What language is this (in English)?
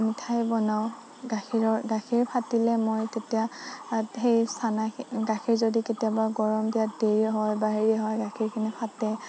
Assamese